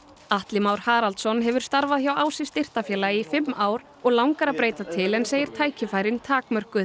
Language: Icelandic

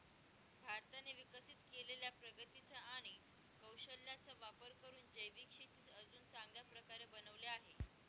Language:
Marathi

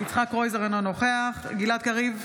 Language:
Hebrew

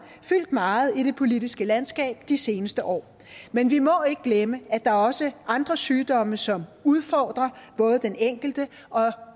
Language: Danish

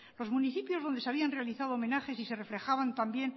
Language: Spanish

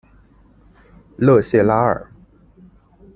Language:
Chinese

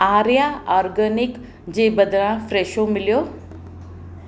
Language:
Sindhi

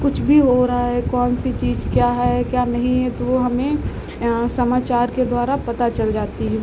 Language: Hindi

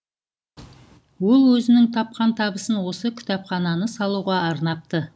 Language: Kazakh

